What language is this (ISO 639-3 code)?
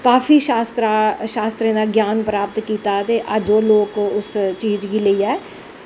doi